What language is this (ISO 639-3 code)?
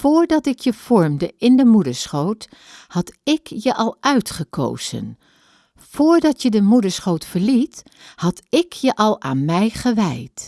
nld